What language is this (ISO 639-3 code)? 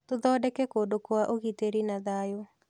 kik